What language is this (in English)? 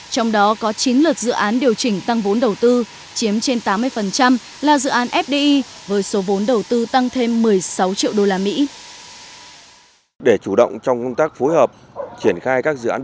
Vietnamese